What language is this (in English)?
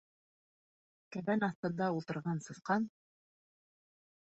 Bashkir